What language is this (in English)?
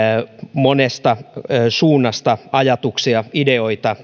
Finnish